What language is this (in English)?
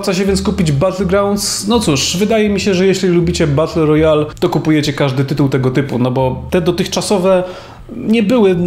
Polish